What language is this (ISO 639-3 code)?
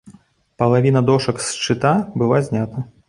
bel